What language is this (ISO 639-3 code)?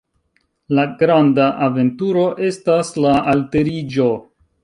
epo